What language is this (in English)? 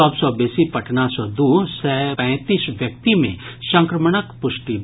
Maithili